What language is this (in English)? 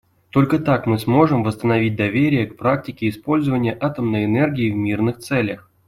Russian